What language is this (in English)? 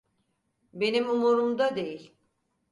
Turkish